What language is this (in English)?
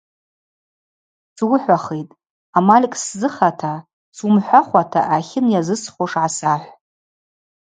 Abaza